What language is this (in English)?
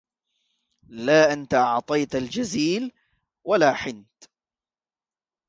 Arabic